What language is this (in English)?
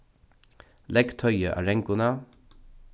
Faroese